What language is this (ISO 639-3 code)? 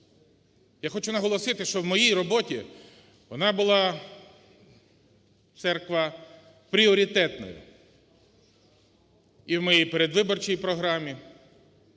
ukr